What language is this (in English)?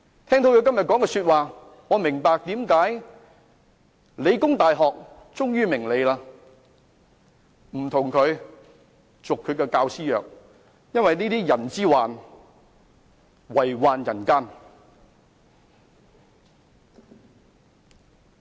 Cantonese